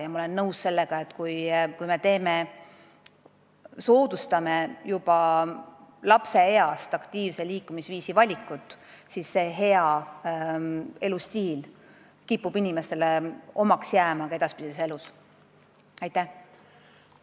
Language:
Estonian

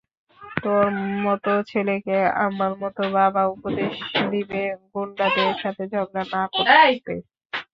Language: Bangla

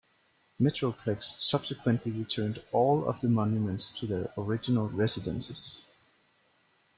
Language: English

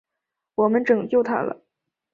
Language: Chinese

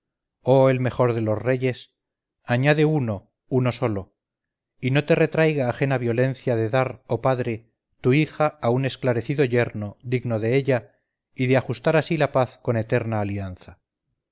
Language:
Spanish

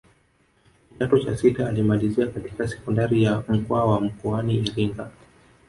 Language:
Swahili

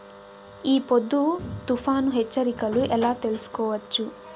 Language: Telugu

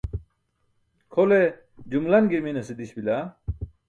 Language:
Burushaski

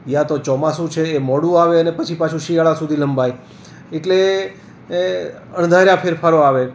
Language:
Gujarati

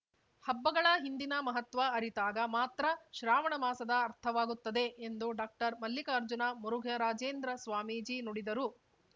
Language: Kannada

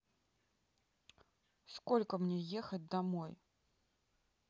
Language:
Russian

